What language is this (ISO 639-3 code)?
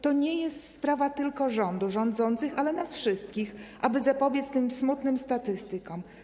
pol